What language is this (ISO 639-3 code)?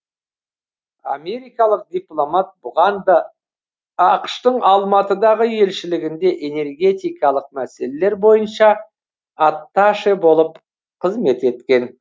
kaz